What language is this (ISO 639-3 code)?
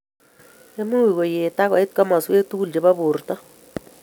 kln